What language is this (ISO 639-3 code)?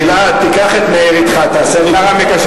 heb